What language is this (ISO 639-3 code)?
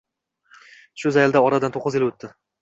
uzb